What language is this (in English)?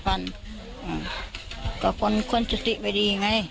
Thai